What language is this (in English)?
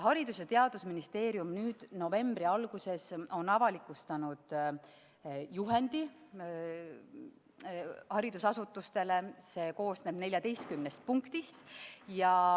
Estonian